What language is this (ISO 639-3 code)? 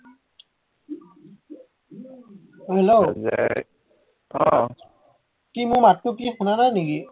asm